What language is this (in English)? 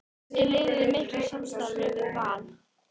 Icelandic